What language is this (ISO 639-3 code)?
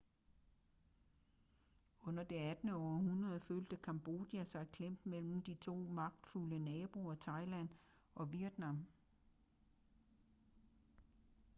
dan